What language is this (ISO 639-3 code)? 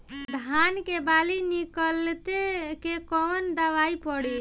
bho